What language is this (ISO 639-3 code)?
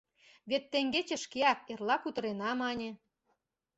chm